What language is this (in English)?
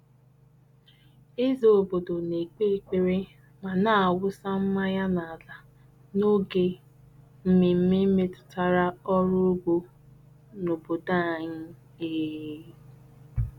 Igbo